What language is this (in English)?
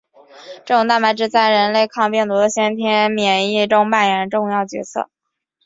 Chinese